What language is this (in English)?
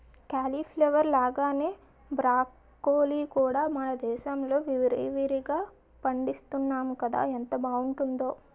Telugu